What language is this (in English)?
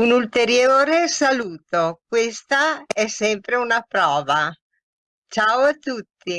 Italian